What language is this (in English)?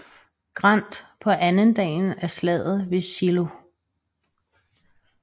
Danish